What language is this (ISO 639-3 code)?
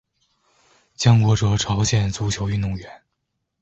zho